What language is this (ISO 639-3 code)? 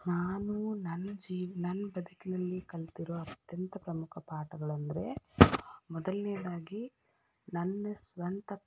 kan